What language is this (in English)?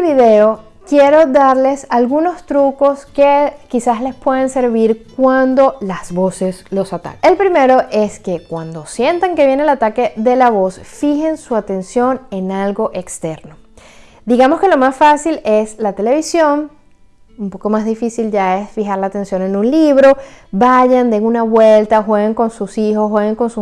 Spanish